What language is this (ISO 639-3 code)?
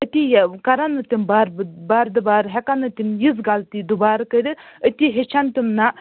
kas